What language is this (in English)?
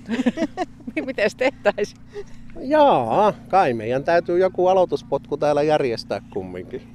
Finnish